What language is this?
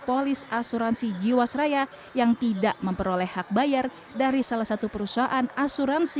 Indonesian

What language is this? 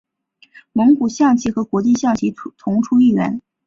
Chinese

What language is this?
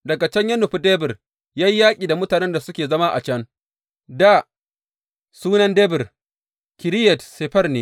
Hausa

